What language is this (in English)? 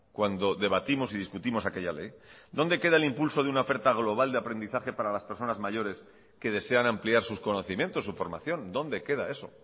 Spanish